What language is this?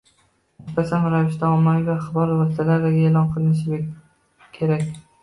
Uzbek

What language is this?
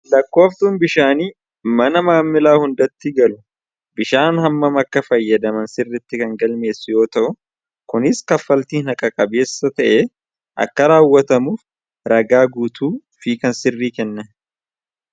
Oromo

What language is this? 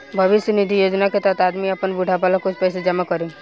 Bhojpuri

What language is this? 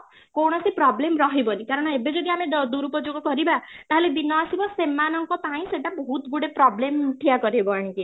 Odia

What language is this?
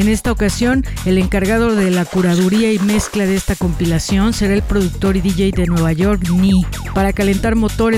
Spanish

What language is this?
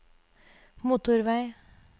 Norwegian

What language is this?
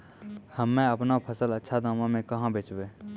Maithili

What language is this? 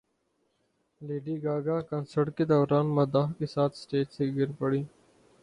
Urdu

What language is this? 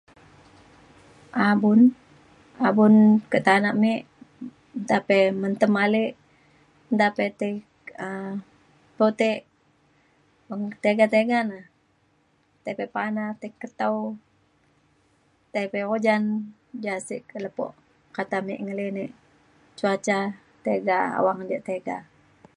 Mainstream Kenyah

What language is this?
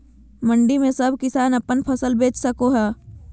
Magahi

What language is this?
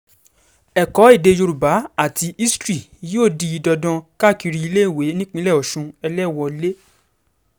Yoruba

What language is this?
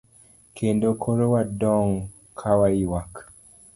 Luo (Kenya and Tanzania)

